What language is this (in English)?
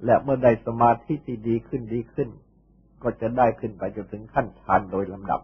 Thai